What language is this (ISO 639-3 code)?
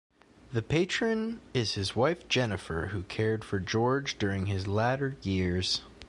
eng